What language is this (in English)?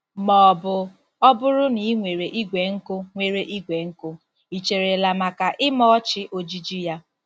Igbo